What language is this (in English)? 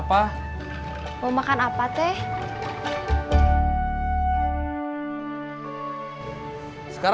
Indonesian